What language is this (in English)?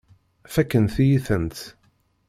Kabyle